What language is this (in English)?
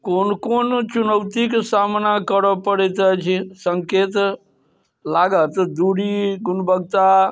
Maithili